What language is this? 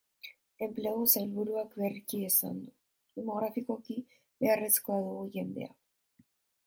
Basque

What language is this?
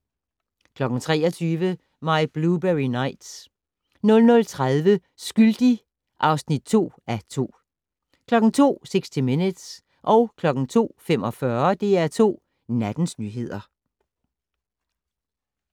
Danish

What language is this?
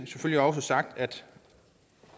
Danish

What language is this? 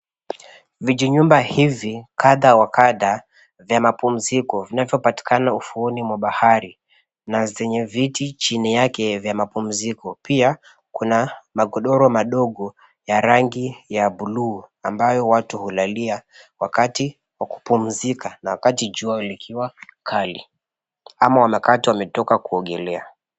Swahili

